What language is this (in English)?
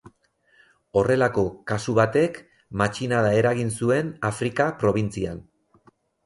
Basque